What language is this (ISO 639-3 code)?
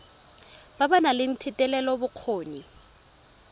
tsn